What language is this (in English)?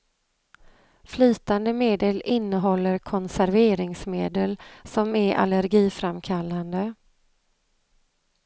Swedish